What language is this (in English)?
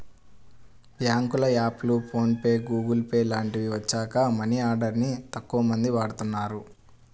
Telugu